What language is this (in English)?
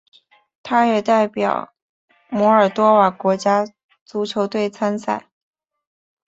Chinese